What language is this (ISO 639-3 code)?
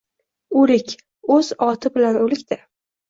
uzb